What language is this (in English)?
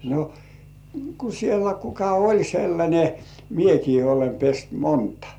Finnish